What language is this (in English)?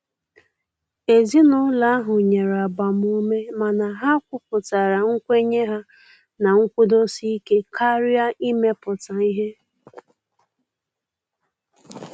Igbo